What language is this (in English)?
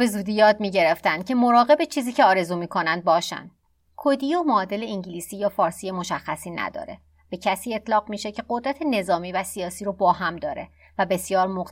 Persian